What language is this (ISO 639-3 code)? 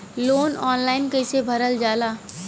bho